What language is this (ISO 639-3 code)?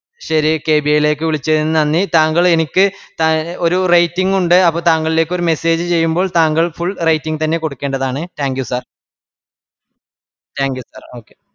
mal